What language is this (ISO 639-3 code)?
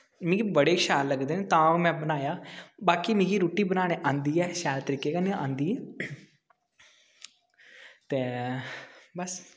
doi